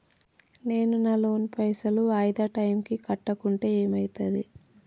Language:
Telugu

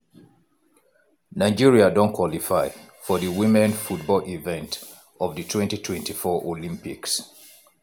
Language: Nigerian Pidgin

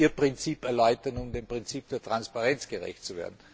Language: German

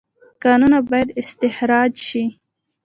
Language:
Pashto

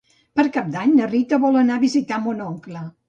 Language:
Catalan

